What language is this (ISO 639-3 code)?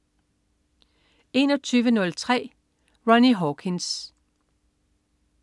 dan